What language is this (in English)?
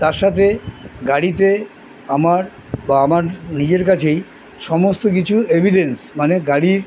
Bangla